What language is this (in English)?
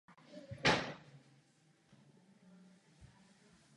Czech